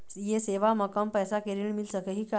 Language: Chhattisgarhi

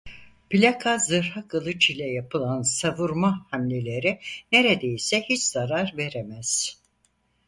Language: Turkish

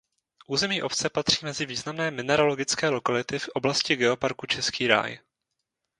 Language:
Czech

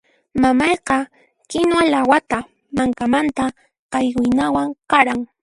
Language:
Puno Quechua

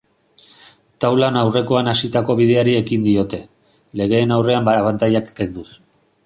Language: Basque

